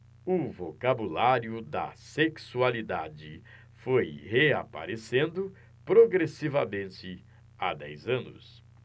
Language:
Portuguese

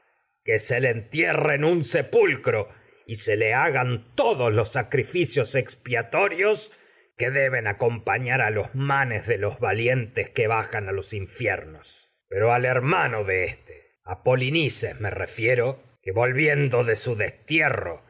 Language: Spanish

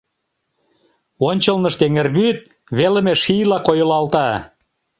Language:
Mari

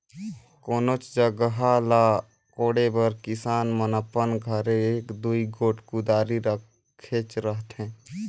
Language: Chhattisgarhi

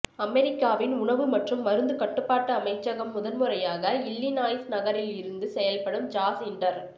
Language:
Tamil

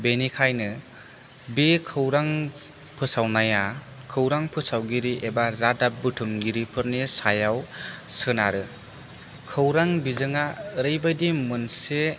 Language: Bodo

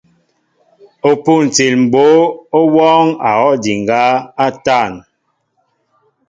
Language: Mbo (Cameroon)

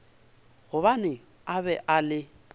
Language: Northern Sotho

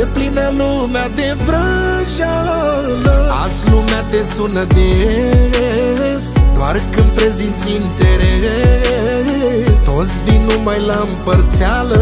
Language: Romanian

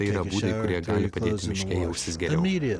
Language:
Lithuanian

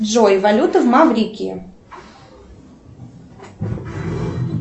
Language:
Russian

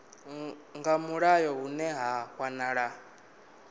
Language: Venda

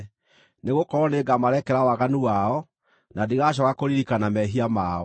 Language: Kikuyu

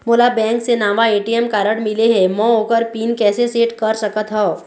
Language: Chhattisgarhi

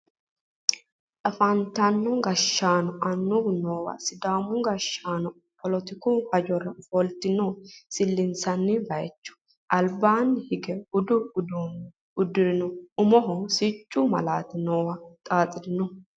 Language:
Sidamo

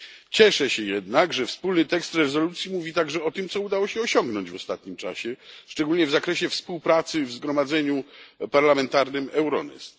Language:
Polish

